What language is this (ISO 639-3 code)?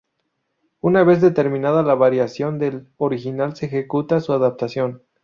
spa